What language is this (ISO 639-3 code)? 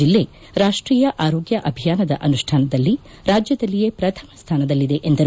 kan